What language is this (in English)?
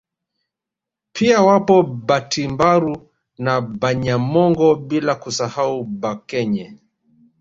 Swahili